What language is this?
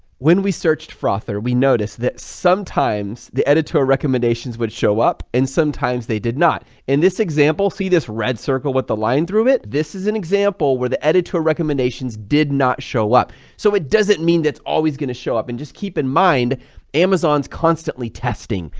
English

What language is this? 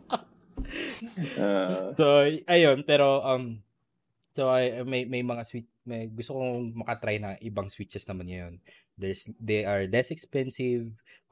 Filipino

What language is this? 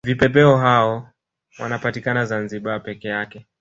Swahili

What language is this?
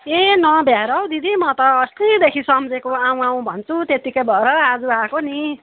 Nepali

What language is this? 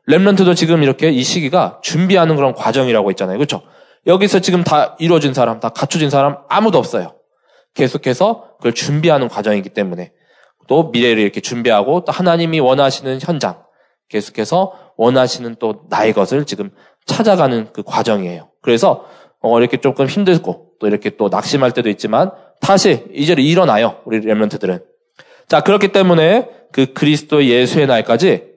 Korean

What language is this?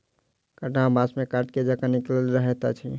Maithili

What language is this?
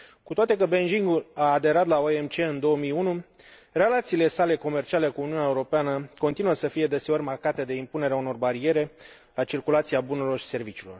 Romanian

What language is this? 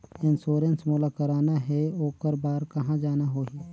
Chhattisgarhi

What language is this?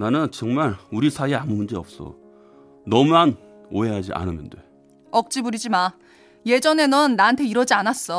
Korean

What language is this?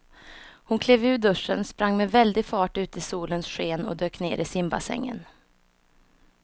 Swedish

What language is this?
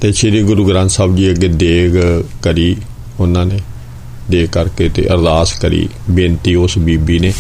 Punjabi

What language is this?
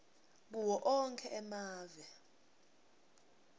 Swati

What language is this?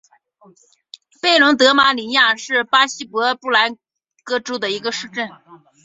Chinese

